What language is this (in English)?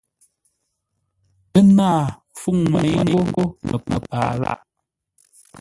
Ngombale